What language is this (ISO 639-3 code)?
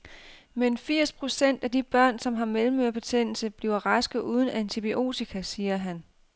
dan